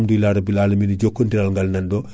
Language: Fula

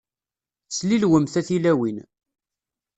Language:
Kabyle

